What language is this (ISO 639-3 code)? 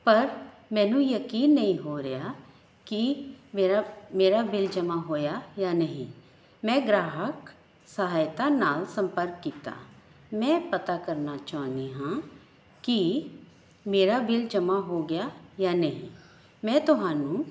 pan